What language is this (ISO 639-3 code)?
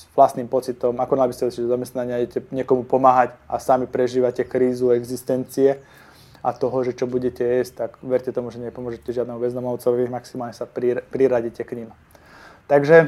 slk